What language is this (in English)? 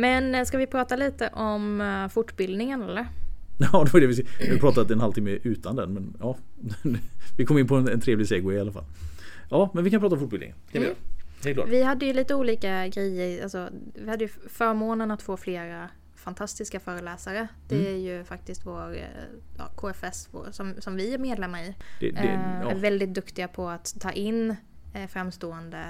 Swedish